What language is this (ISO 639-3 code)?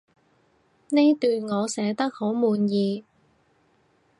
yue